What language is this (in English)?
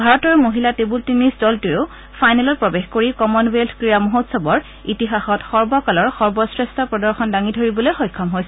Assamese